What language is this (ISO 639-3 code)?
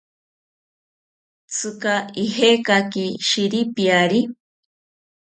cpy